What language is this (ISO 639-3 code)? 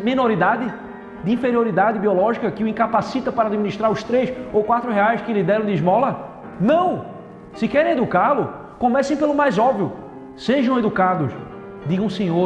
por